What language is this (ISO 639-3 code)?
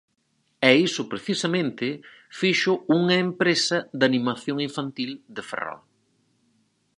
glg